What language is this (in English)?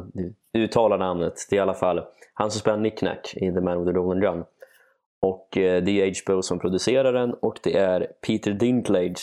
Swedish